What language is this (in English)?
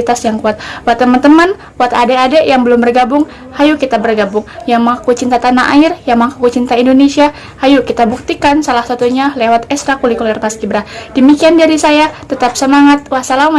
Indonesian